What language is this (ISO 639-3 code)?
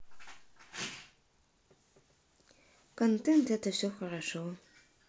rus